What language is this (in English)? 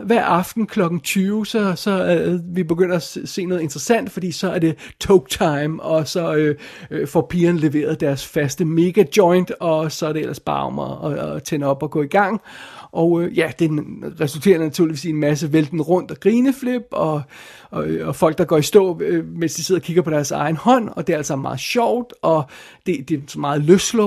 Danish